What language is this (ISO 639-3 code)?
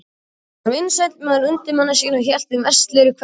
isl